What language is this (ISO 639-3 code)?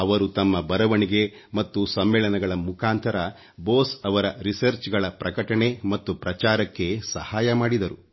kan